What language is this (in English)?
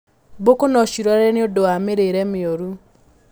Kikuyu